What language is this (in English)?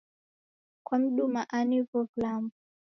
Taita